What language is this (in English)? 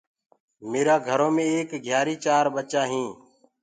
Gurgula